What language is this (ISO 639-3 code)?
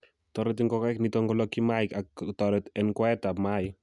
kln